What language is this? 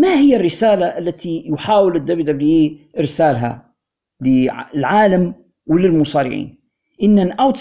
Arabic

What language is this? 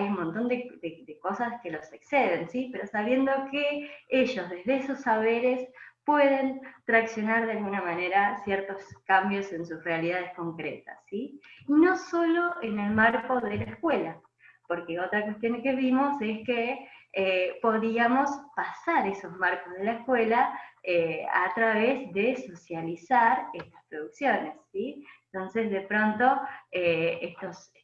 Spanish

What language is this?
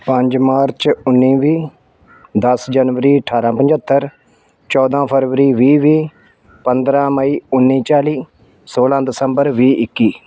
Punjabi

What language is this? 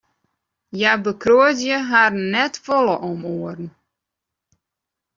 Western Frisian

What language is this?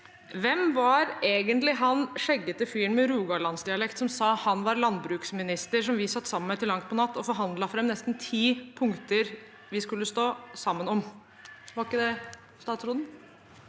Norwegian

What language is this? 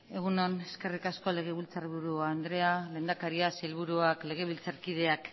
Basque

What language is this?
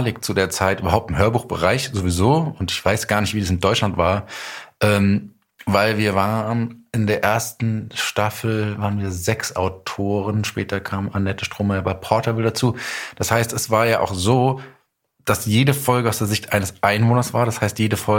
German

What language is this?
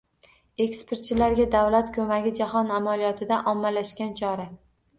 Uzbek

